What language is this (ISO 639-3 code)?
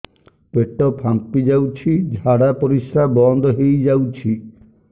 ori